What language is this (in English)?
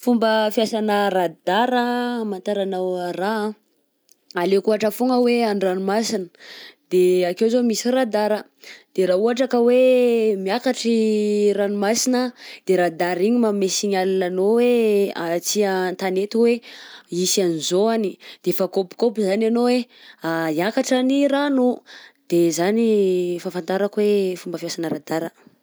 Southern Betsimisaraka Malagasy